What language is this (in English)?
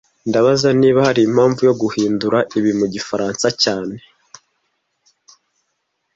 Kinyarwanda